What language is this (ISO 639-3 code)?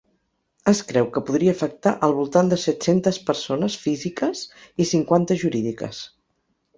cat